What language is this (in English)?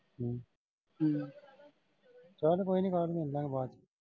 Punjabi